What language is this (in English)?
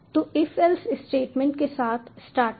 Hindi